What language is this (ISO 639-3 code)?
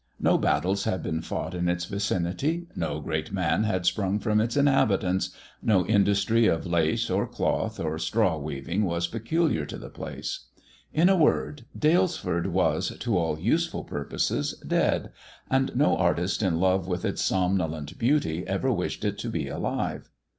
eng